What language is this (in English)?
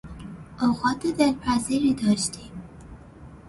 Persian